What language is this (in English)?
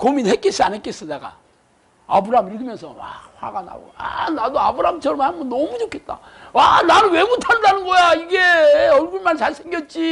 Korean